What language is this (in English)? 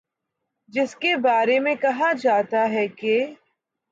Urdu